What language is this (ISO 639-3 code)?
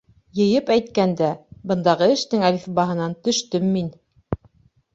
bak